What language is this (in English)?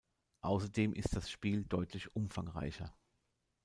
German